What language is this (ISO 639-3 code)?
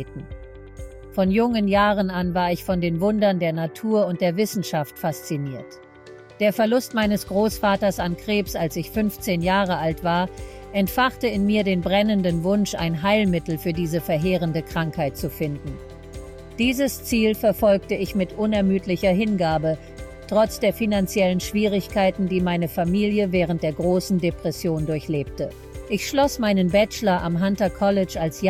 deu